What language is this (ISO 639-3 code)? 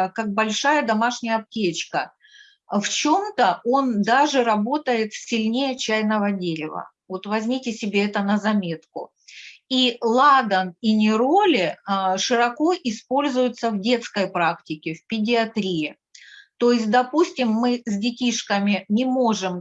rus